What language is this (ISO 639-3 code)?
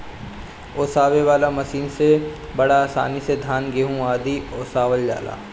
bho